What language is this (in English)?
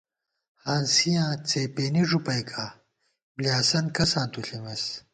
Gawar-Bati